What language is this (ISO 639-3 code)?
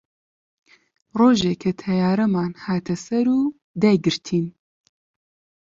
ckb